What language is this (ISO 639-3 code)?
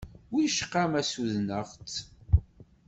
kab